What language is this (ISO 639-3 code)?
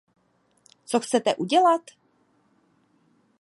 ces